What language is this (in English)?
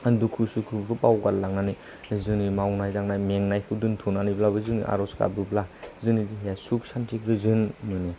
Bodo